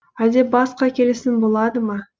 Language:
Kazakh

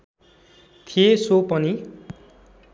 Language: Nepali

